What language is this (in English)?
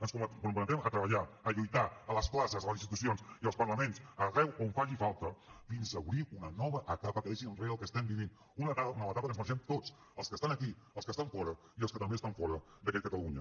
Catalan